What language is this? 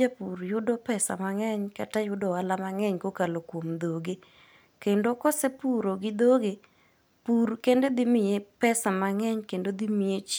Luo (Kenya and Tanzania)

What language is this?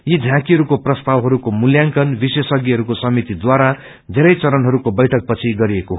Nepali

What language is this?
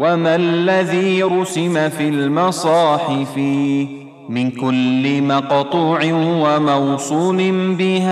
Arabic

